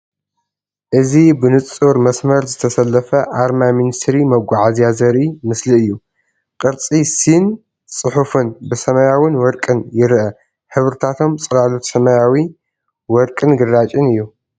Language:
Tigrinya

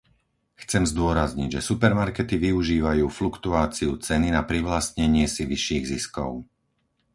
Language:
Slovak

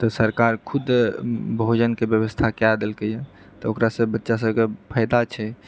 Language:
Maithili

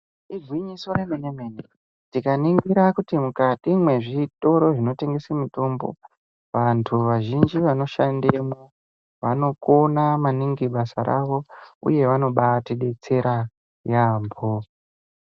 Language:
Ndau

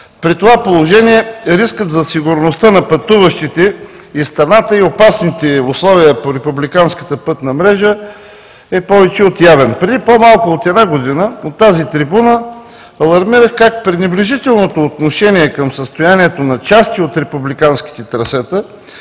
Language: Bulgarian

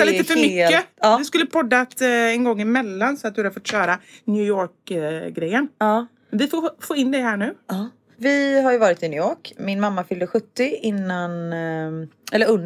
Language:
Swedish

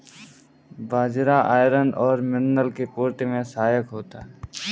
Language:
Hindi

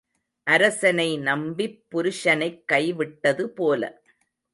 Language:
Tamil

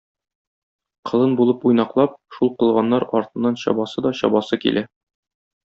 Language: Tatar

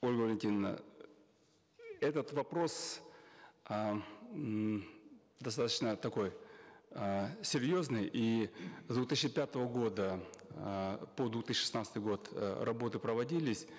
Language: Kazakh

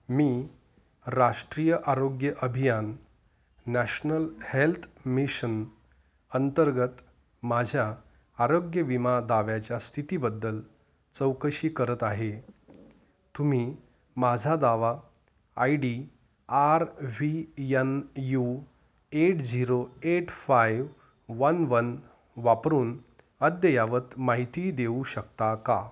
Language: Marathi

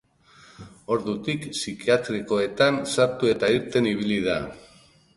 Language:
Basque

